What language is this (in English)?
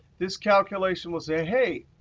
English